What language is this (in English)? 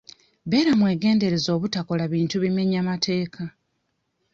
Ganda